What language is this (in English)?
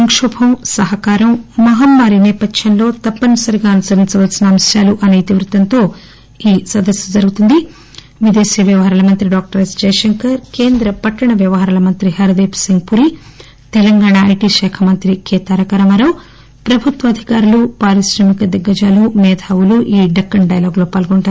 Telugu